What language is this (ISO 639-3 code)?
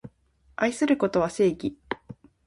jpn